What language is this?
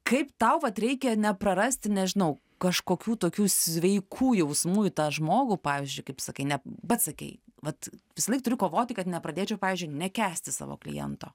Lithuanian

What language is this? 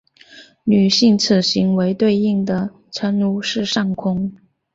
Chinese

